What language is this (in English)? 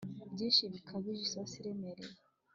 Kinyarwanda